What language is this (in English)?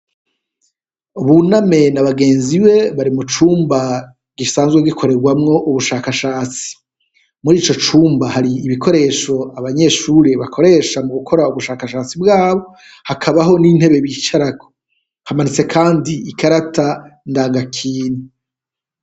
Rundi